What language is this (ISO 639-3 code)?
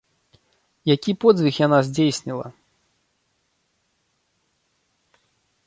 bel